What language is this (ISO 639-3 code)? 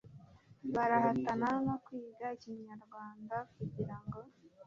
kin